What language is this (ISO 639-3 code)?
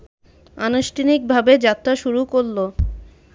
ben